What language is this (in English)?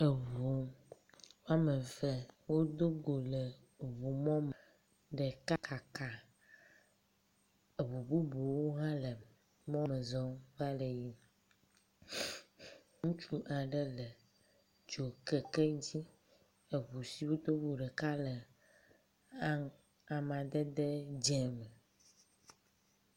Ewe